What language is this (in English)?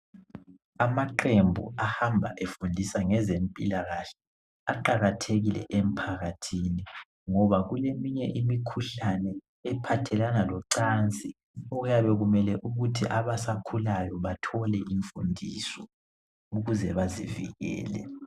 North Ndebele